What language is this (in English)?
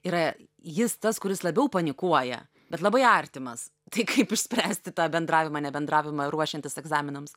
Lithuanian